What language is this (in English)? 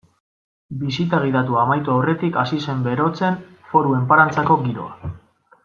Basque